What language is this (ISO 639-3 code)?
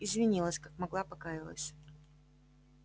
rus